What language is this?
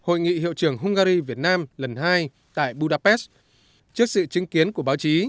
Vietnamese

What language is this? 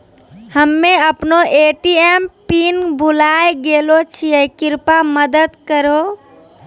Maithili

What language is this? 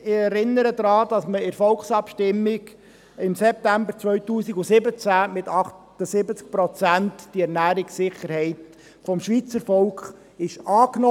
Swiss German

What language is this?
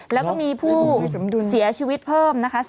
Thai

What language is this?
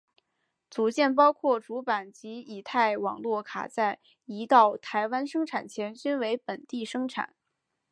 Chinese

